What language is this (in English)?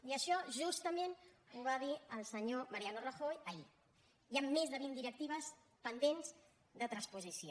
Catalan